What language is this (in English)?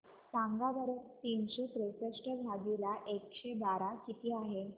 Marathi